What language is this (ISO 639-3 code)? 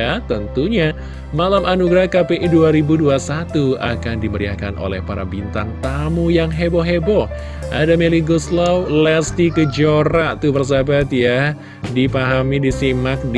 ind